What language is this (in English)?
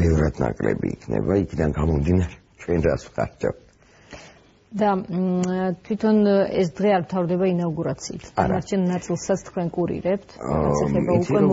Romanian